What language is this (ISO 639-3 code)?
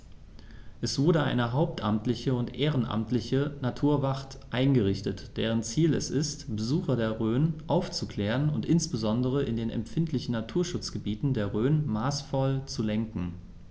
deu